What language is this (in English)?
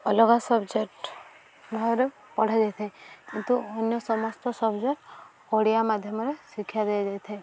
Odia